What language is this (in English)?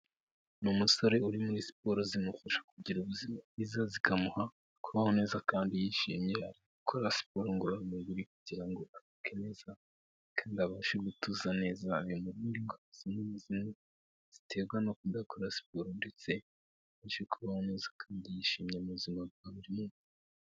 Kinyarwanda